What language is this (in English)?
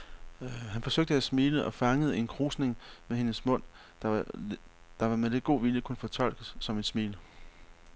Danish